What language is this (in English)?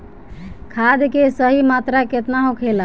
Bhojpuri